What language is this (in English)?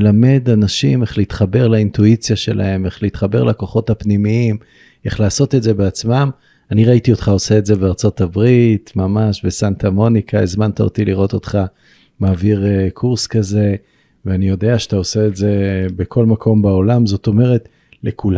Hebrew